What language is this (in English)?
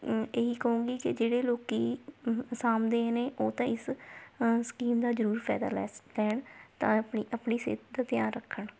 Punjabi